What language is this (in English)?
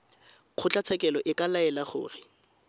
Tswana